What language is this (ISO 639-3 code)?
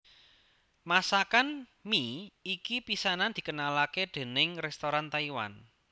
jav